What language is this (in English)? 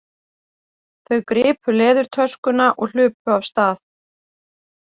Icelandic